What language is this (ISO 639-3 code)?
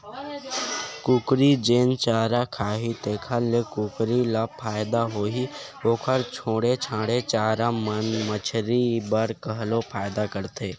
hne